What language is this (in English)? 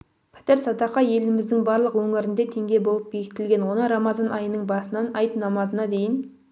Kazakh